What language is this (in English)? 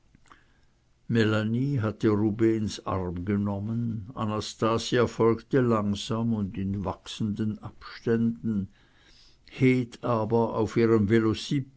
German